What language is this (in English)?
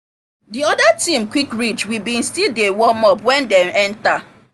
Nigerian Pidgin